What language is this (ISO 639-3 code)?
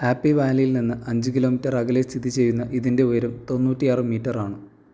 mal